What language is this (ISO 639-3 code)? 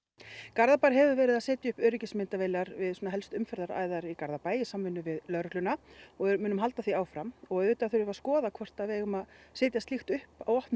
isl